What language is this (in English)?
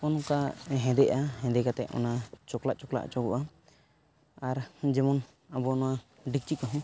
Santali